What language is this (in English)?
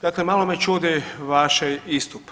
Croatian